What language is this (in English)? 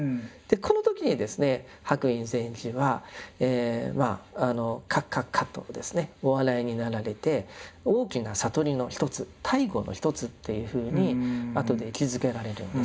Japanese